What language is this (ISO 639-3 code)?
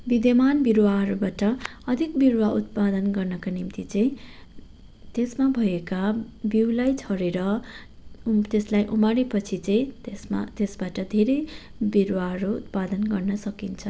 nep